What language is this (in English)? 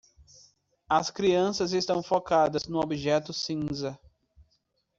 Portuguese